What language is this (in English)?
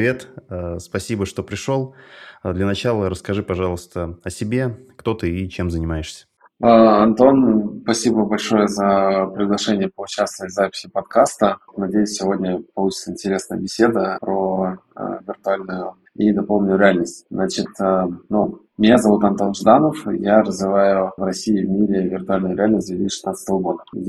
Russian